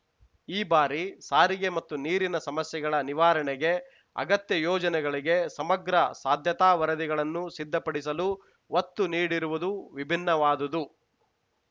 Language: Kannada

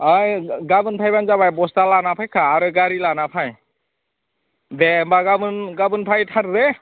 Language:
Bodo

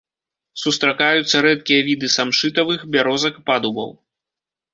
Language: Belarusian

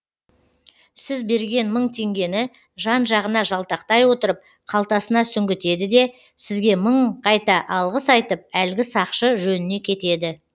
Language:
Kazakh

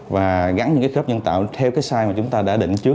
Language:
Vietnamese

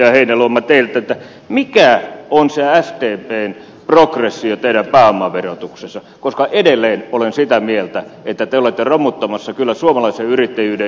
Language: Finnish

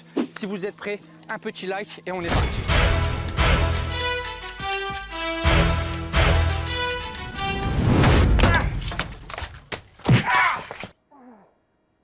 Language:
French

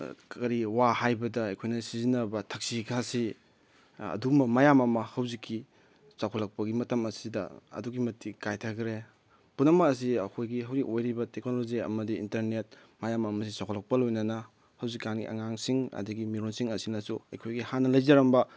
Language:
Manipuri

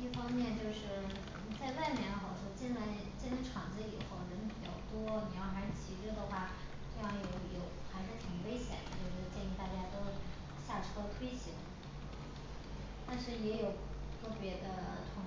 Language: Chinese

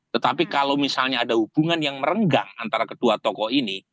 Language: Indonesian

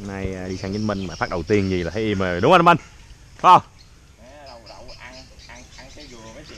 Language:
Vietnamese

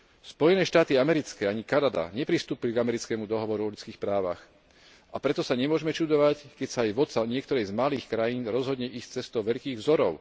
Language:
Slovak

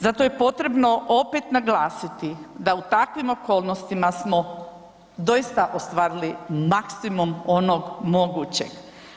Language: Croatian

